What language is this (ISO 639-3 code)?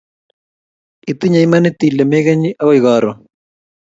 kln